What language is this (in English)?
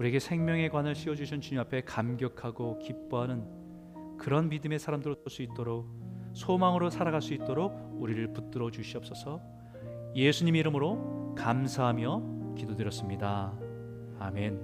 Korean